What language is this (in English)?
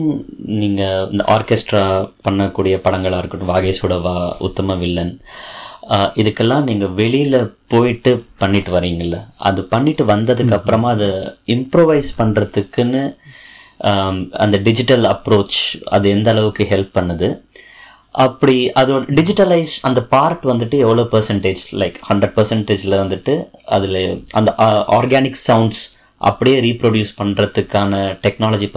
Tamil